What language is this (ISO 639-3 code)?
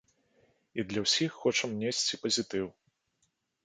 bel